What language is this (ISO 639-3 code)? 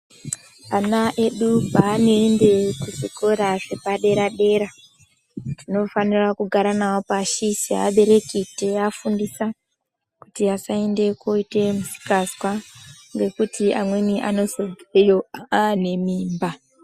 ndc